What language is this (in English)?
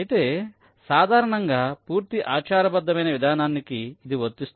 Telugu